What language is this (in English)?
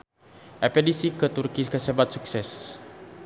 Sundanese